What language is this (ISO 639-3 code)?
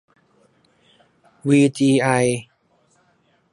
tha